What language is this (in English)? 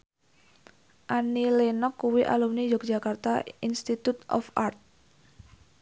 Javanese